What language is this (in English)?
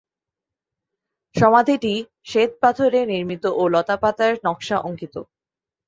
Bangla